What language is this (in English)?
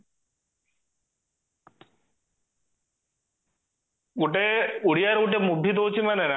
Odia